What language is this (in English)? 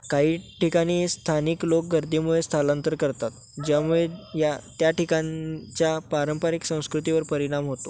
Marathi